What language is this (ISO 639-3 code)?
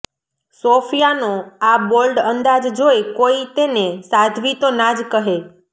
guj